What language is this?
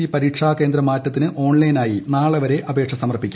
Malayalam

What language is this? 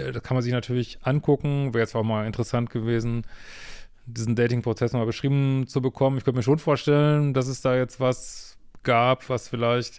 German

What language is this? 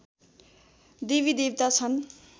Nepali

